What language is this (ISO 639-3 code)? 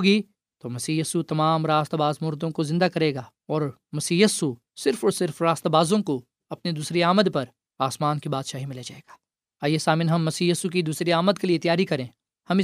urd